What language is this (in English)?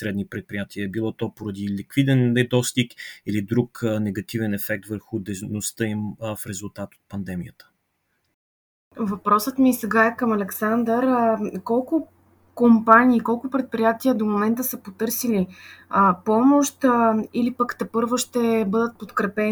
Bulgarian